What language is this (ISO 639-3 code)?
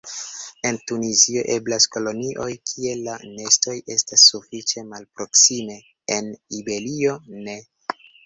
epo